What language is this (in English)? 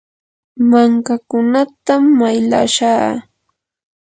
Yanahuanca Pasco Quechua